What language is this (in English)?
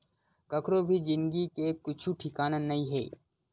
Chhattisgarhi